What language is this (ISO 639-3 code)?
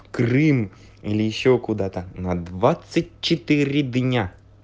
rus